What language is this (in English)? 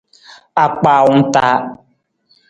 Nawdm